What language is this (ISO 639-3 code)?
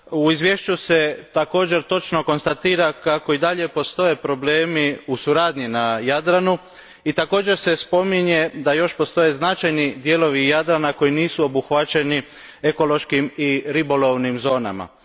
hrv